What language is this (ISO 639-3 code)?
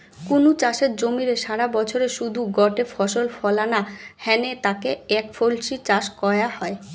ben